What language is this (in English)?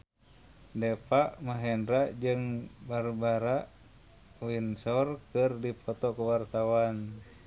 Sundanese